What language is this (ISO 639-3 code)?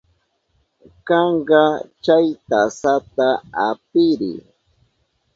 qup